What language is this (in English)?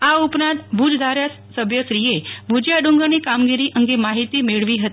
Gujarati